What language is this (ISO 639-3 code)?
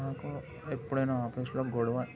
tel